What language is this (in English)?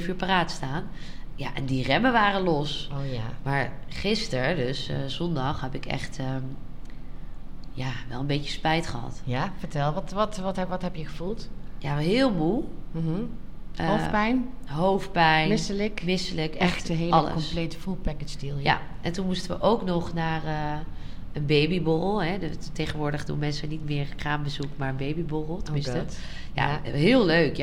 Dutch